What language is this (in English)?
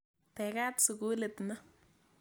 Kalenjin